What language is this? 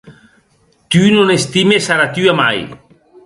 Occitan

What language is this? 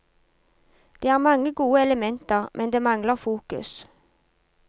Norwegian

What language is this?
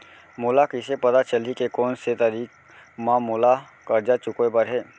Chhattisgarhi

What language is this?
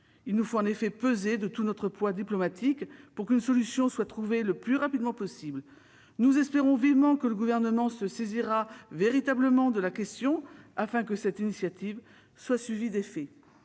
French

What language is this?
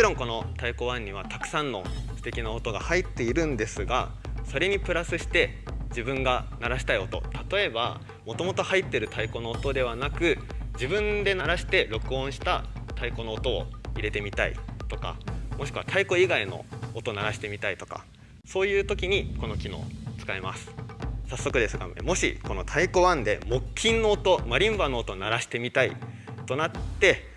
Japanese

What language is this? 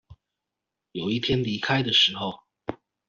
Chinese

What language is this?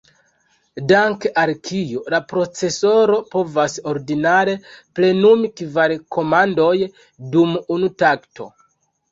Esperanto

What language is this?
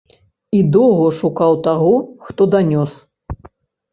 Belarusian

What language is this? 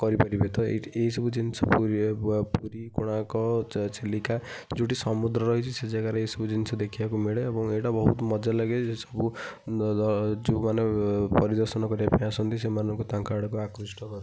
Odia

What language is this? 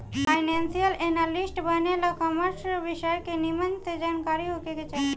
Bhojpuri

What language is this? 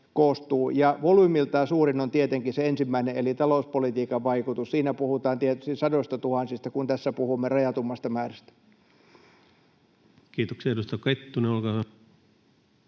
Finnish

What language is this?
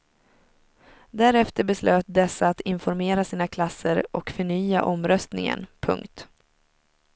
Swedish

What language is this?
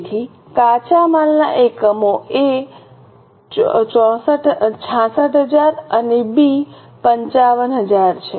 Gujarati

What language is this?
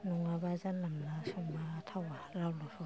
Bodo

